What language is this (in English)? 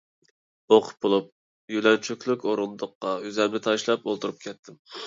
Uyghur